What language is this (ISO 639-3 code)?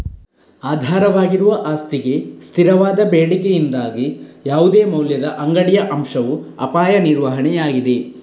kan